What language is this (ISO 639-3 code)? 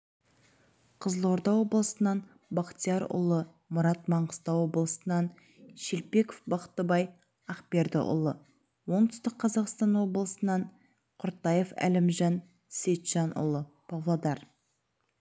kaz